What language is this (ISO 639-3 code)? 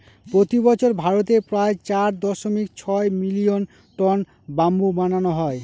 ben